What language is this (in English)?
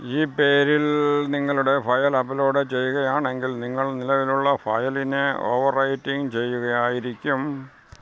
Malayalam